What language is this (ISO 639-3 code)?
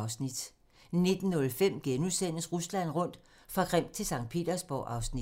dan